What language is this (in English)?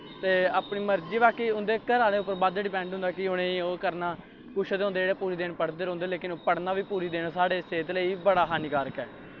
Dogri